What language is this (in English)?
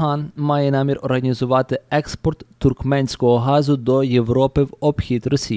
Ukrainian